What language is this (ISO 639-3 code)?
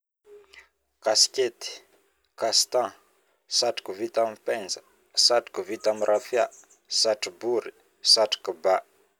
bmm